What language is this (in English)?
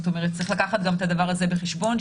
Hebrew